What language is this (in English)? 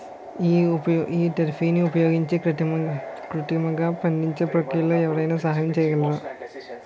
Telugu